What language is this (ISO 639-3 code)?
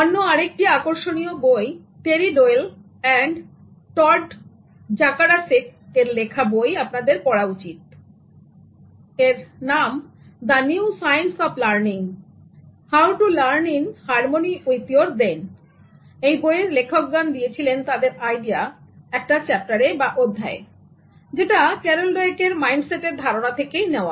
ben